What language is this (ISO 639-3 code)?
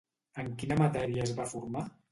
cat